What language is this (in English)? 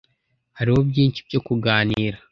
Kinyarwanda